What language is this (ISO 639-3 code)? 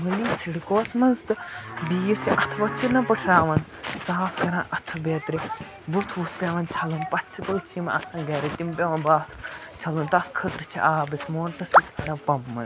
kas